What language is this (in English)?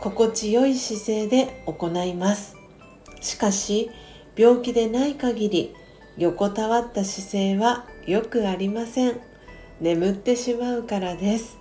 Japanese